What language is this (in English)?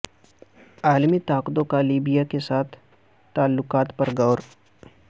Urdu